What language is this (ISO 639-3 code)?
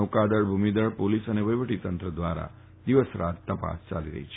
guj